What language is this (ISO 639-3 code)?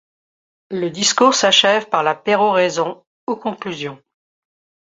fra